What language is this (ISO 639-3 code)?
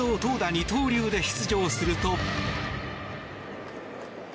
jpn